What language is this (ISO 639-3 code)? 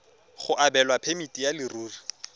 tsn